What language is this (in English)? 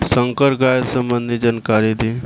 Bhojpuri